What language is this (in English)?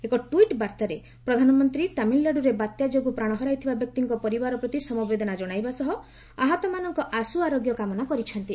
Odia